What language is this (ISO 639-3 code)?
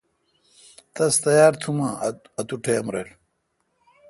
xka